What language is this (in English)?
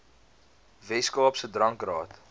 Afrikaans